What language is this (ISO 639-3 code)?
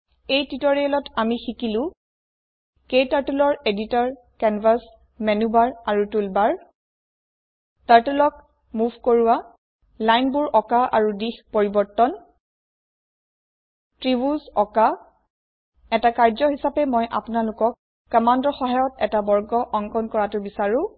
asm